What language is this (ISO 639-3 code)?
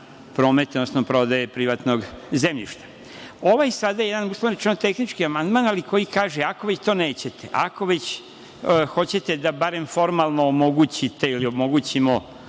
srp